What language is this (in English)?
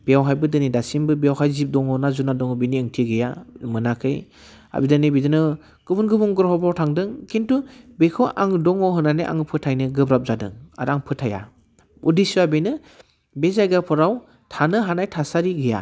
Bodo